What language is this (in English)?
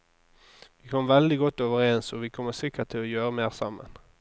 Norwegian